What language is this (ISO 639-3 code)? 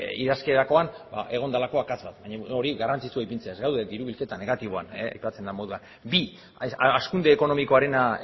eus